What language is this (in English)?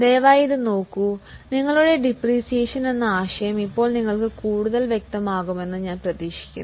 Malayalam